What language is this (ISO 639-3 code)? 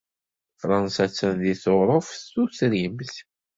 kab